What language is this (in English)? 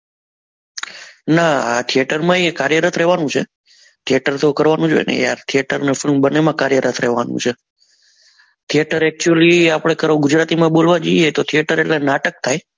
Gujarati